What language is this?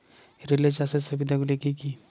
Bangla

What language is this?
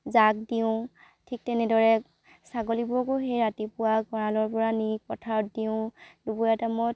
Assamese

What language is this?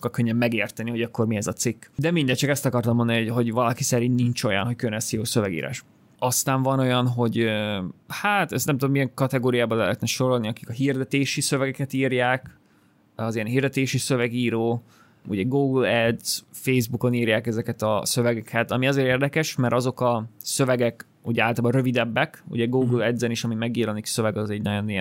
Hungarian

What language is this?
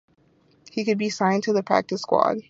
English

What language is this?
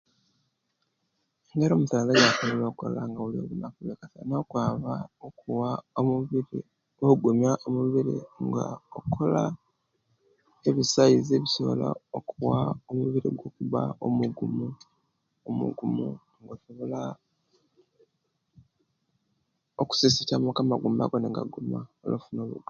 Kenyi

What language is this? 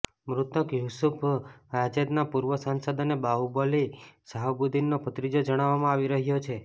Gujarati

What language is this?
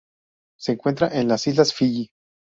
Spanish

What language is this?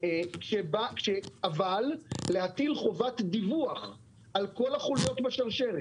Hebrew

